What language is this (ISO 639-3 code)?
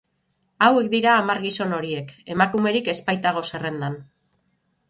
eus